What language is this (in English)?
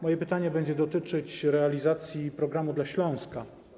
Polish